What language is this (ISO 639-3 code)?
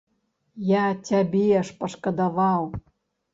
bel